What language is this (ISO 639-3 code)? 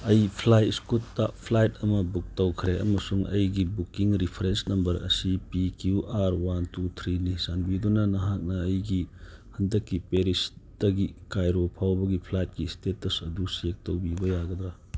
mni